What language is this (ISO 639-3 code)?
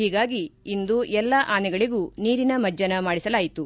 kan